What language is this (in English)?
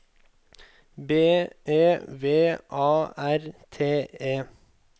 Norwegian